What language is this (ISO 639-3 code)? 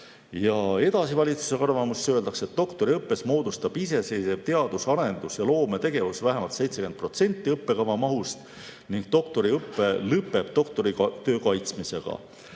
est